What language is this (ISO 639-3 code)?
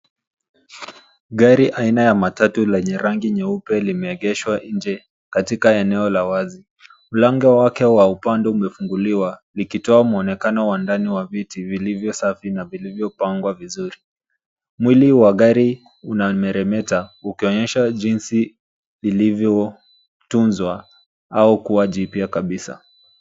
swa